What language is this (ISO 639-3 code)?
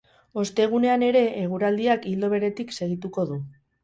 eus